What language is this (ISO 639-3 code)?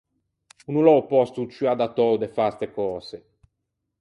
lij